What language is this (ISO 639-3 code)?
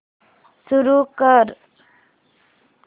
mar